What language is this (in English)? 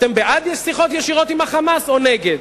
Hebrew